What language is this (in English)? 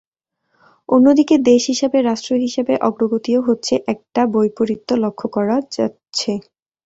Bangla